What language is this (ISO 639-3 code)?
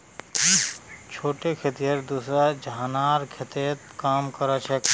mag